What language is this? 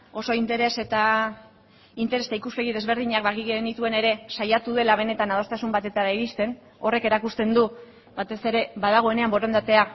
Basque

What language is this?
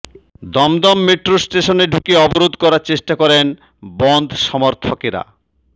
Bangla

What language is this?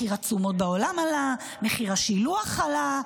Hebrew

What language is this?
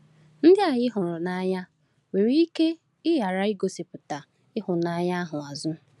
Igbo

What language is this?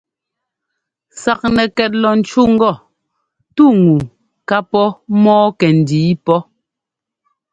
Ngomba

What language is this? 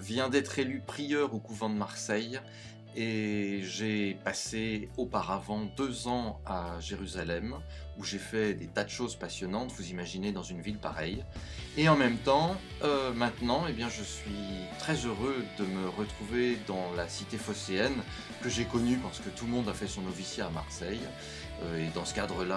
French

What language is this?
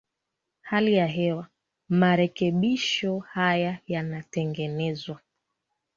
Swahili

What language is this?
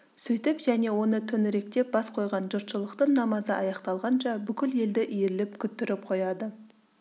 Kazakh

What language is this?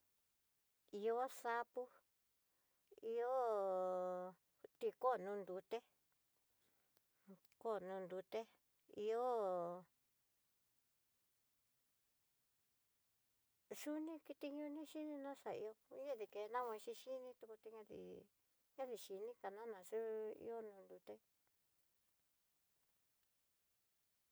Tidaá Mixtec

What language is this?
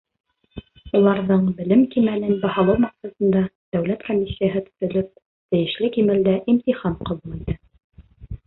Bashkir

